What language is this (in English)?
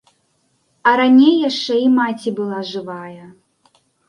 Belarusian